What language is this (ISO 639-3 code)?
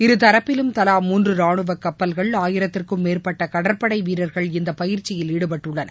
tam